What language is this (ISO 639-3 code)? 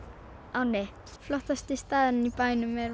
isl